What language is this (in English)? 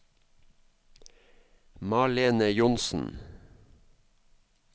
Norwegian